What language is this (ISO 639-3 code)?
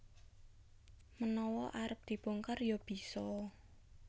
jav